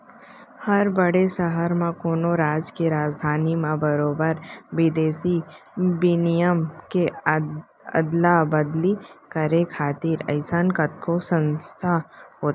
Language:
Chhattisgarhi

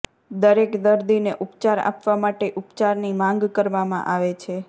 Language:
Gujarati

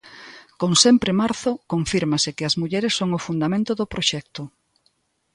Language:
Galician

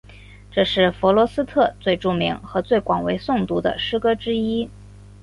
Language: Chinese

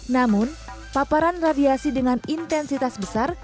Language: Indonesian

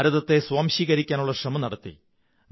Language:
Malayalam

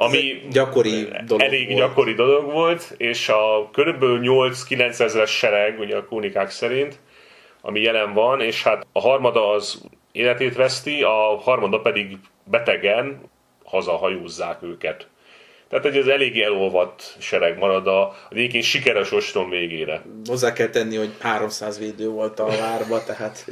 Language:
Hungarian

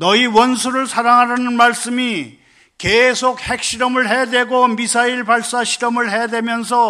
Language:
Korean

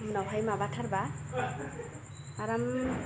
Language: Bodo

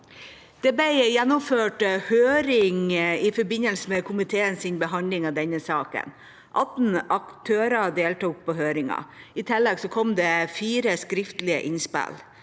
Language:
Norwegian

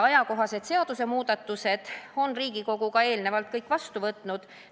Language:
Estonian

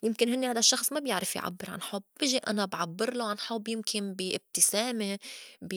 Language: North Levantine Arabic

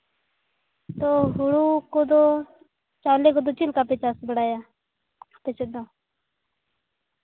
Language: Santali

